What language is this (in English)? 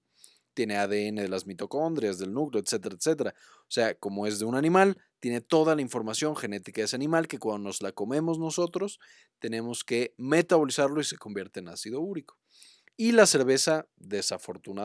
Spanish